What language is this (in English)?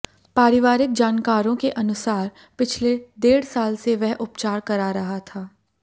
Hindi